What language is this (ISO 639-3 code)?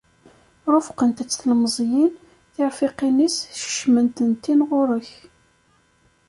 kab